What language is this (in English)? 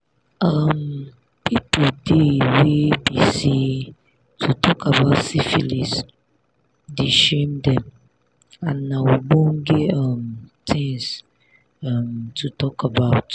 Nigerian Pidgin